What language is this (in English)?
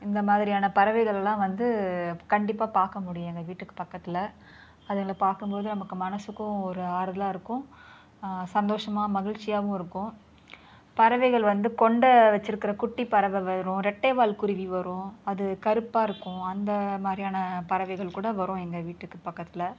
Tamil